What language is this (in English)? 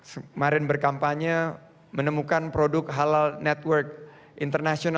Indonesian